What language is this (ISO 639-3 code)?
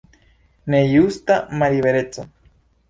epo